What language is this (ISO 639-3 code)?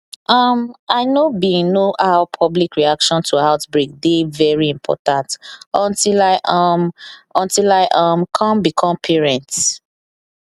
pcm